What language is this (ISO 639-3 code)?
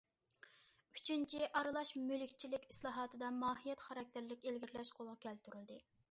uig